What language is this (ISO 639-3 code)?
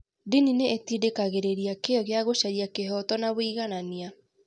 kik